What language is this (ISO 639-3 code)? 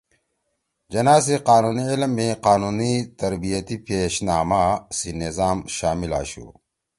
trw